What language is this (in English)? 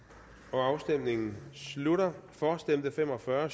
Danish